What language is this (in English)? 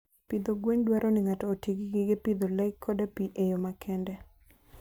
Luo (Kenya and Tanzania)